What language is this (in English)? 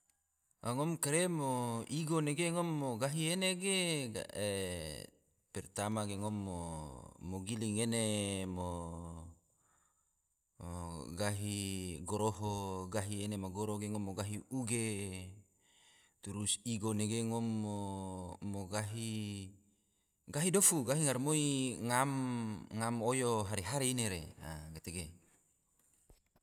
Tidore